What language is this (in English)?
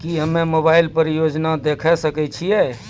Maithili